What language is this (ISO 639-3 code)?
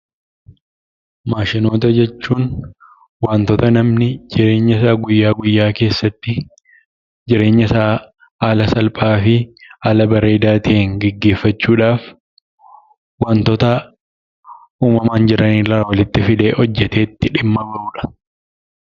orm